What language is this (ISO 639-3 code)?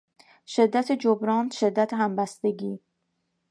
fas